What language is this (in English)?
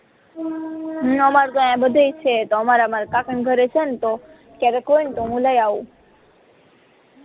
Gujarati